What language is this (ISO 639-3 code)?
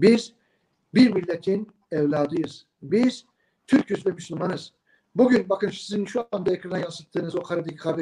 tur